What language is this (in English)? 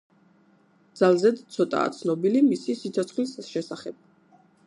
Georgian